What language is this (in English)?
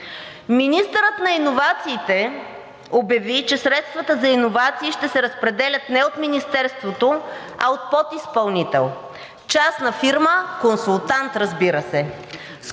Bulgarian